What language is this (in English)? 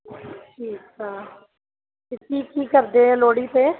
Punjabi